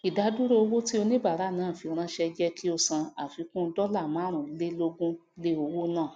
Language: Yoruba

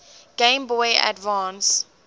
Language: English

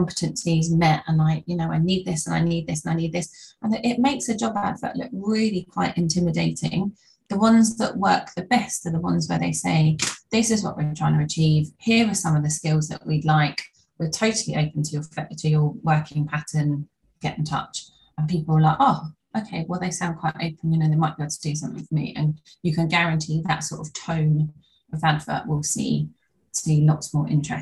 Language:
English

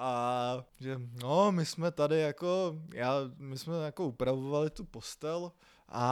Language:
Czech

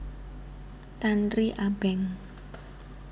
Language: Javanese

